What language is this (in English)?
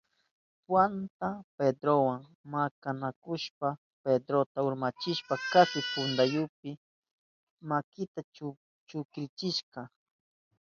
Southern Pastaza Quechua